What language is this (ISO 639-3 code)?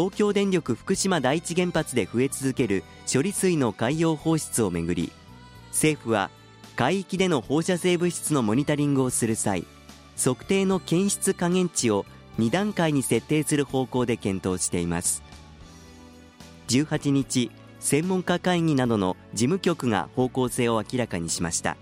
jpn